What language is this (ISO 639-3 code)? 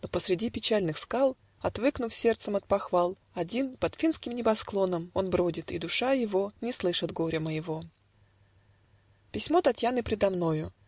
rus